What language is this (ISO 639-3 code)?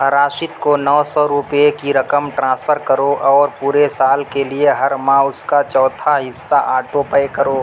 urd